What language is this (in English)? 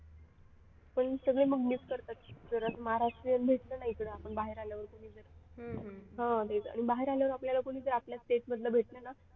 Marathi